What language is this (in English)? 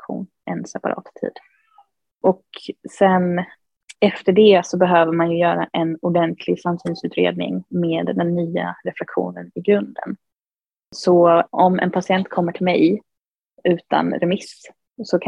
Swedish